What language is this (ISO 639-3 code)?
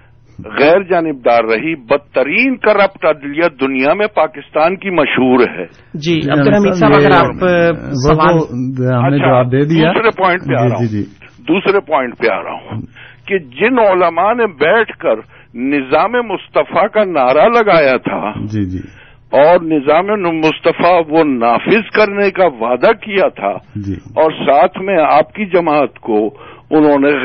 urd